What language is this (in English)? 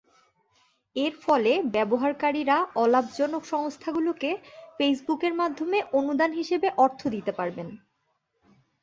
Bangla